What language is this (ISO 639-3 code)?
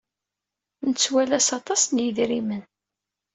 kab